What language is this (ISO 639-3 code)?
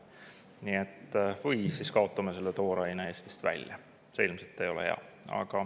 est